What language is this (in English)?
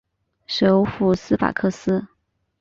Chinese